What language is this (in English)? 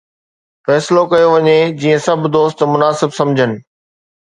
Sindhi